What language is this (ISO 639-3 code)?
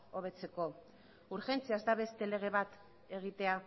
eus